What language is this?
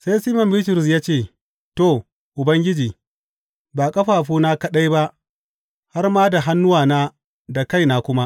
Hausa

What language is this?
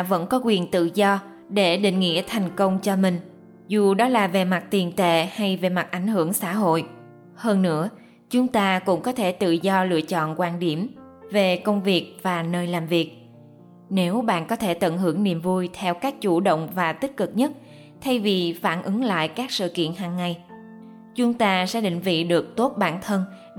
Vietnamese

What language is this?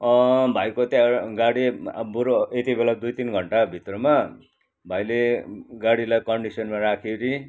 Nepali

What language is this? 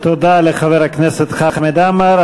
Hebrew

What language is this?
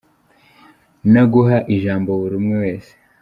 Kinyarwanda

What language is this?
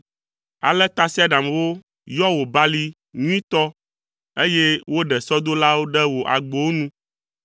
Ewe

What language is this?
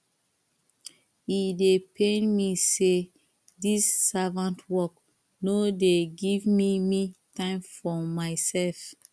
Nigerian Pidgin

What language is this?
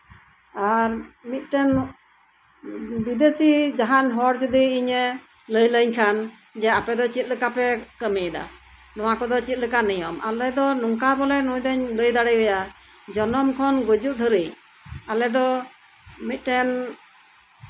Santali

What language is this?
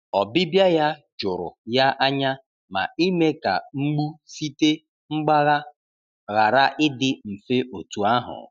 Igbo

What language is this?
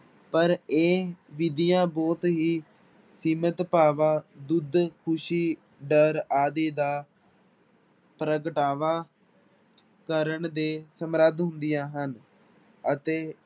Punjabi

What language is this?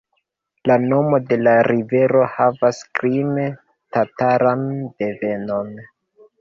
Esperanto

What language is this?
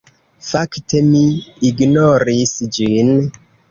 Esperanto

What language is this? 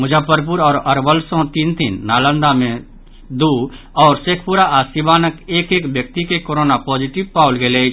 Maithili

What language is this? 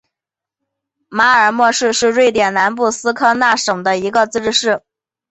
Chinese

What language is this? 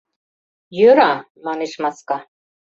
Mari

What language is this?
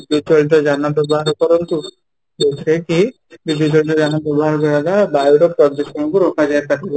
Odia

